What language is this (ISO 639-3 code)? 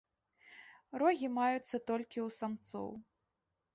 bel